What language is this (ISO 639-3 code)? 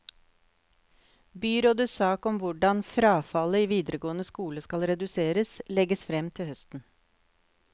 nor